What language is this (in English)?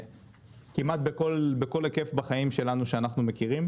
Hebrew